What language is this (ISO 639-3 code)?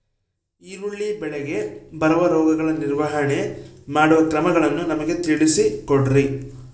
kan